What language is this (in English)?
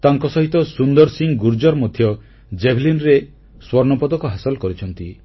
Odia